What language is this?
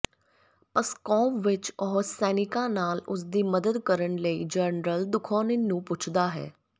Punjabi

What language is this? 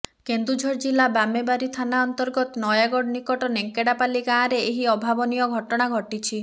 Odia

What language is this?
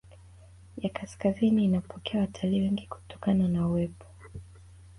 Swahili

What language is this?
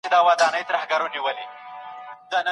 Pashto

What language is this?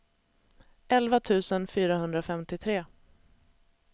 Swedish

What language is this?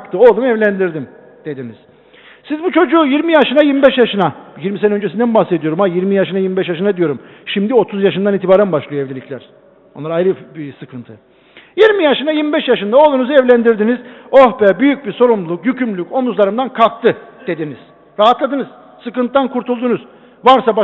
Turkish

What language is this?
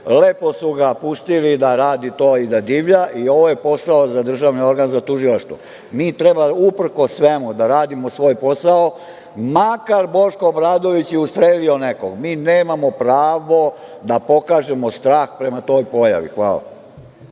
Serbian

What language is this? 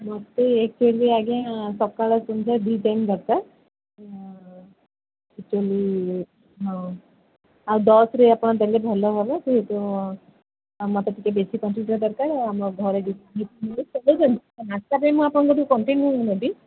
Odia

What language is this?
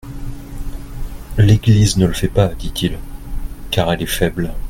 French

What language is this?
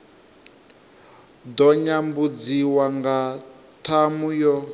Venda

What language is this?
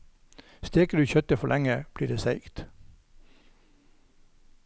Norwegian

